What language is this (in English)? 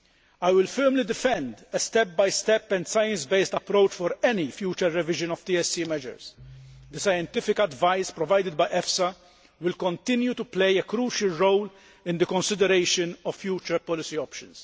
English